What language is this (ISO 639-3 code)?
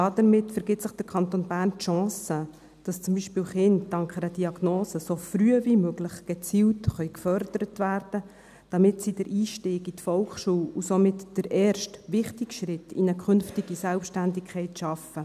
gsw